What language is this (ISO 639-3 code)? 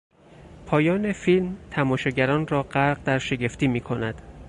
fas